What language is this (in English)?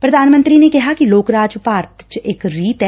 Punjabi